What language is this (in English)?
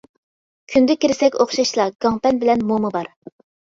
Uyghur